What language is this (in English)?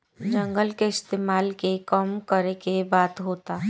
Bhojpuri